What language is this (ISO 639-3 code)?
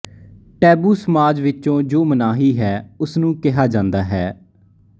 pan